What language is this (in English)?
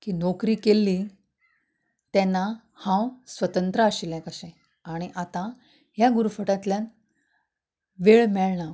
Konkani